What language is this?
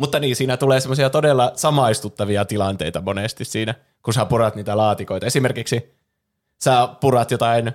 Finnish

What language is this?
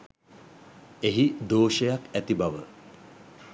Sinhala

